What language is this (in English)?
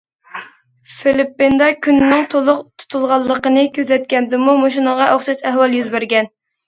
Uyghur